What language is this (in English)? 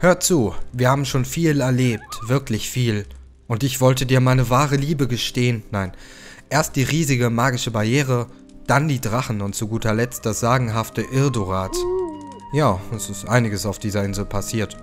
German